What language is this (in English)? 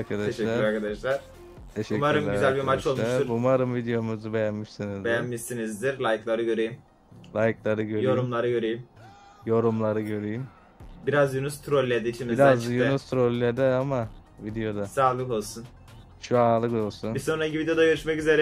Turkish